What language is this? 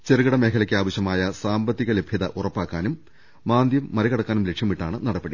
Malayalam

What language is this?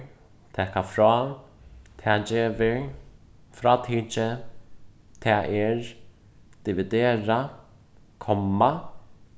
Faroese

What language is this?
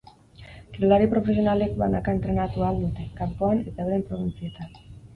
Basque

